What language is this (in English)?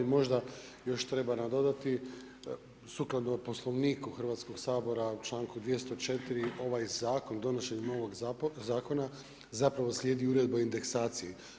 Croatian